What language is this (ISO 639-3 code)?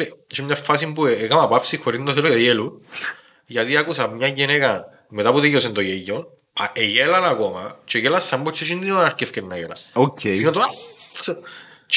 ell